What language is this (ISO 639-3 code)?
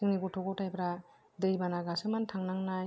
brx